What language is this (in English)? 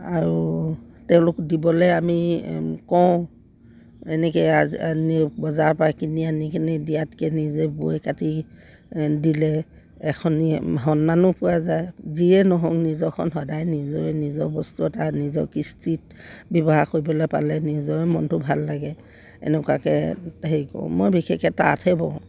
Assamese